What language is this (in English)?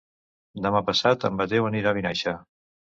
Catalan